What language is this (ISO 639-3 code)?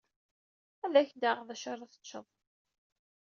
kab